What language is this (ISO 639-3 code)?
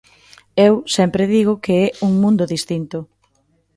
glg